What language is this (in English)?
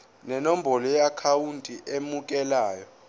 Zulu